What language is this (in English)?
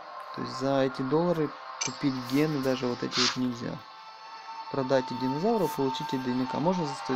Russian